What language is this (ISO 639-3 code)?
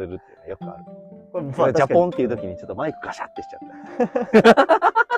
jpn